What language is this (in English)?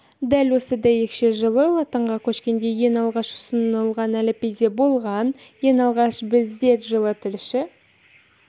Kazakh